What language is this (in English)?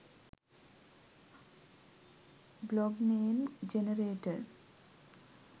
Sinhala